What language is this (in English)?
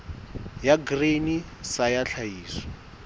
Southern Sotho